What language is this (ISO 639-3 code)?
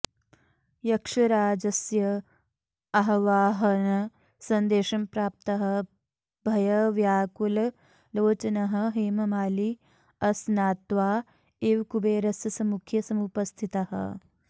san